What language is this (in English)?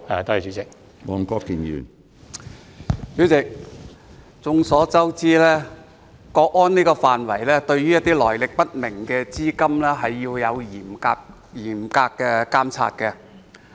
Cantonese